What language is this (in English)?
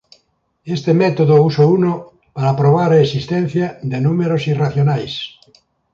Galician